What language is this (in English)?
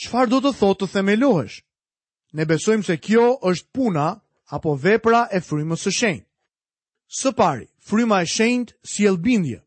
Croatian